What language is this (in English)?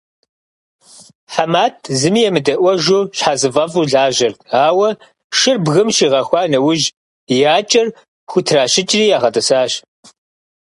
Kabardian